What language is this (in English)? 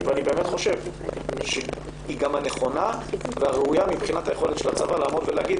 Hebrew